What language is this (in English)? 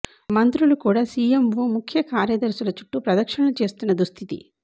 Telugu